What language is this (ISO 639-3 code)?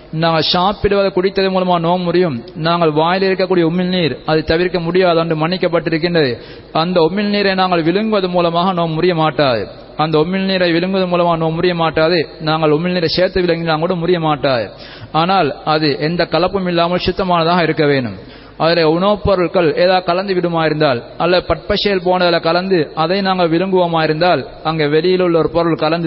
tam